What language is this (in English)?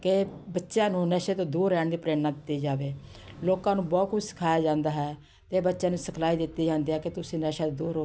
Punjabi